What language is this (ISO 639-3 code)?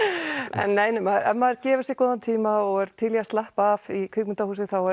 isl